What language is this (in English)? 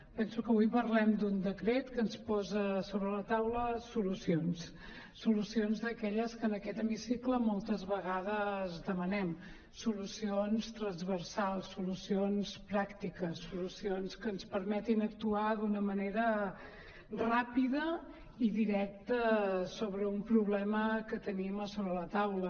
Catalan